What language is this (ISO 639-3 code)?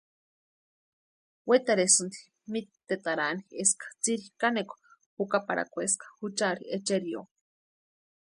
pua